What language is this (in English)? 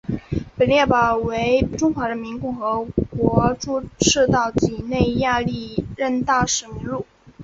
Chinese